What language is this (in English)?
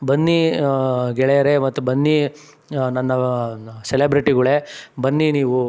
Kannada